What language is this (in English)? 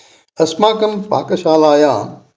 Sanskrit